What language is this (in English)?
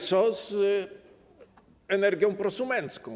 Polish